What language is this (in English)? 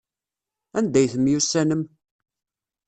Kabyle